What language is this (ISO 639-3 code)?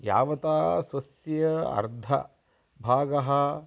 san